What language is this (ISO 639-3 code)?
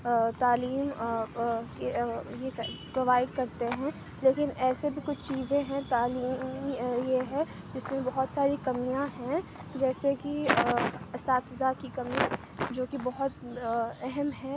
urd